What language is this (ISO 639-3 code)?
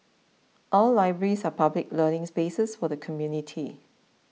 eng